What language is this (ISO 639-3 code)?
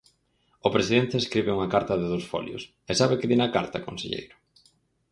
glg